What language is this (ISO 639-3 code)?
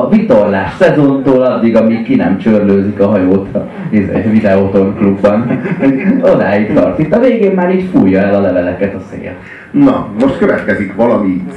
hun